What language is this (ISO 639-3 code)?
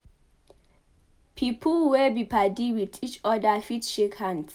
pcm